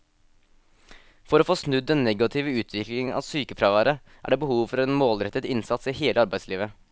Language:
Norwegian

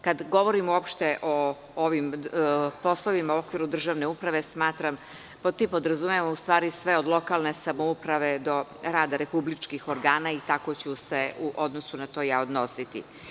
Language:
Serbian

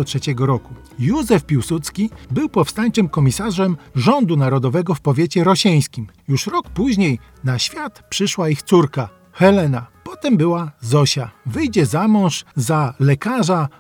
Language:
Polish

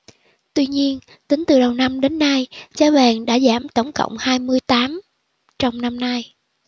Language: Vietnamese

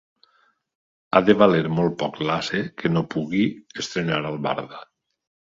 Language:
Catalan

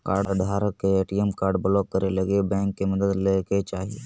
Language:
Magahi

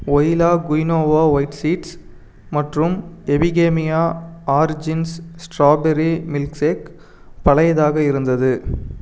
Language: Tamil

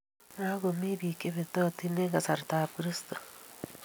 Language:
Kalenjin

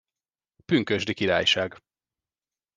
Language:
Hungarian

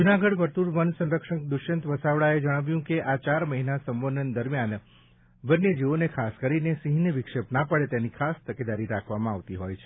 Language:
Gujarati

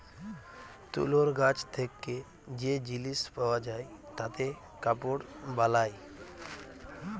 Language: Bangla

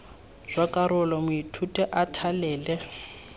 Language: Tswana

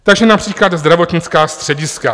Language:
Czech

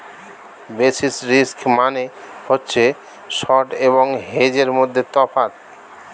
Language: Bangla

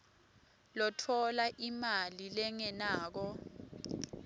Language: Swati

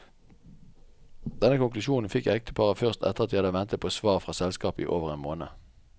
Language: Norwegian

